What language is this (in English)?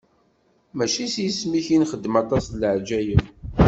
Kabyle